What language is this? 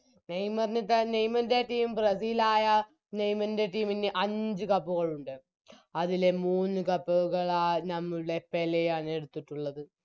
Malayalam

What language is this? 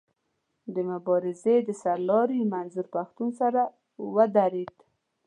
Pashto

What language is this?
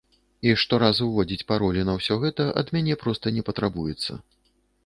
Belarusian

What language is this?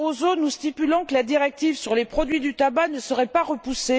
French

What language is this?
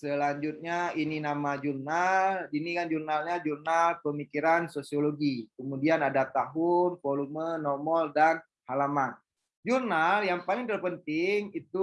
Indonesian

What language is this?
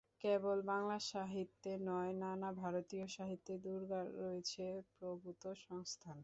Bangla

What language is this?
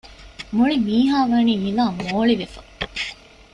Divehi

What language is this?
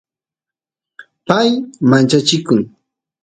Santiago del Estero Quichua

